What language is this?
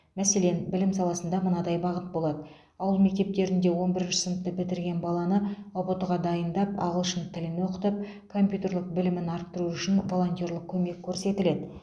Kazakh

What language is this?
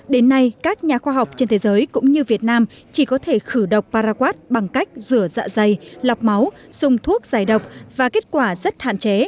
Vietnamese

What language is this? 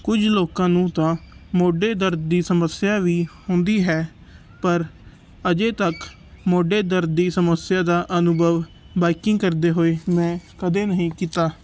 Punjabi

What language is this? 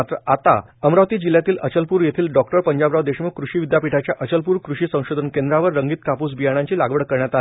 Marathi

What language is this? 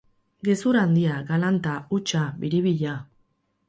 Basque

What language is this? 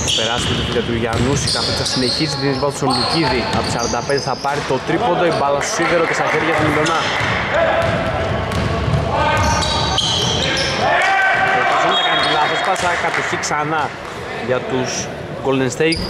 Greek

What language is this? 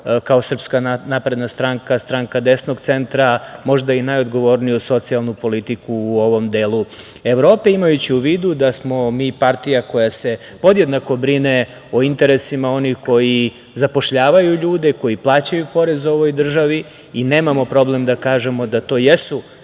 Serbian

